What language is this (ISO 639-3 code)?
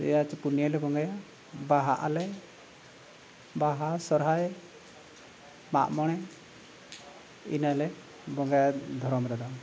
sat